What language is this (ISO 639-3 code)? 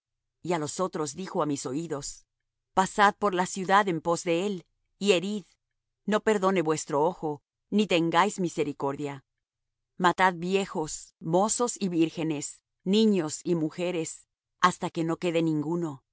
spa